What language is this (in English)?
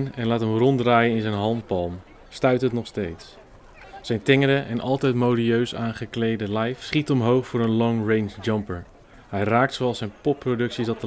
Dutch